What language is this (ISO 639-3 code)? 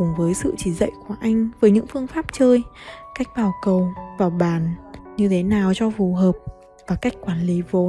vie